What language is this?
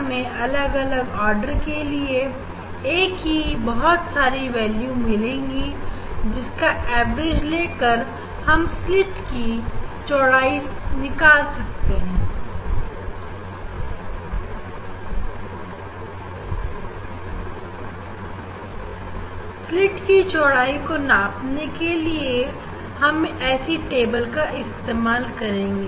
Hindi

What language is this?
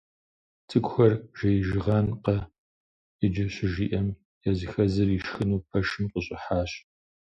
Kabardian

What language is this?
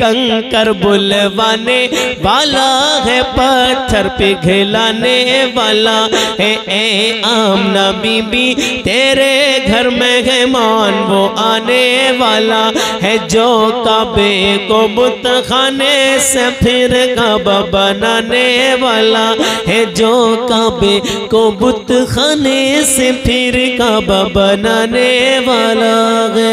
Hindi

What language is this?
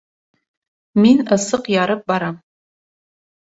Bashkir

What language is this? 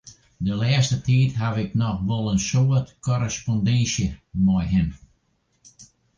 Western Frisian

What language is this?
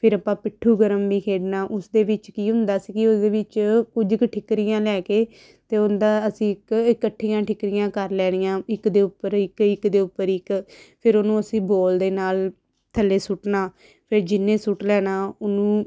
Punjabi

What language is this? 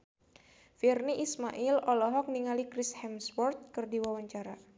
Sundanese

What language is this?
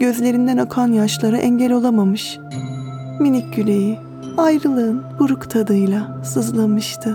Turkish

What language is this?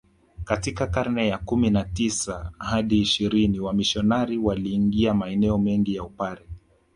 Swahili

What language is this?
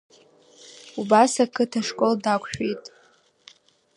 Abkhazian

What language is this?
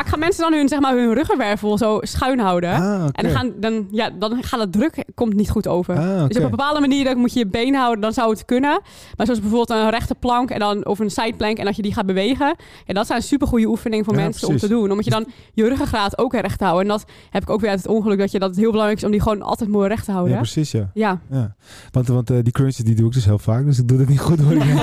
Dutch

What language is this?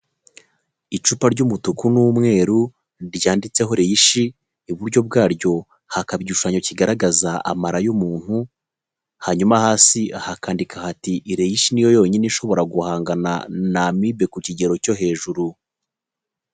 Kinyarwanda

